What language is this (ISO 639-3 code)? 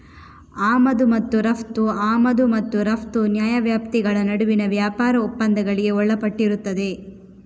kan